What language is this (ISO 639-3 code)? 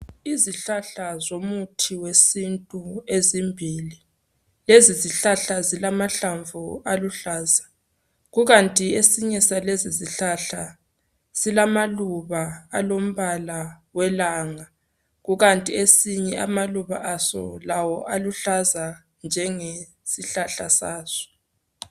nde